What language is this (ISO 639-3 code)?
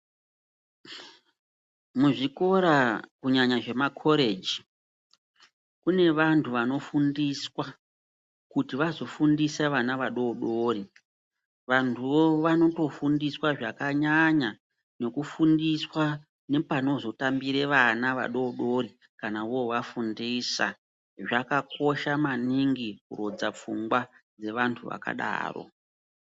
ndc